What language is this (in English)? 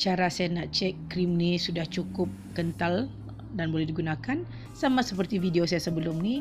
Malay